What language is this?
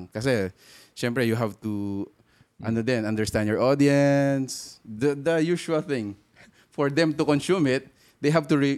Filipino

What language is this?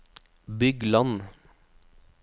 Norwegian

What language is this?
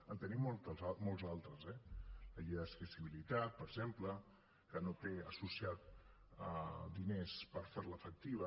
Catalan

